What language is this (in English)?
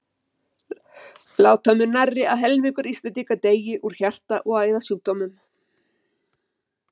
Icelandic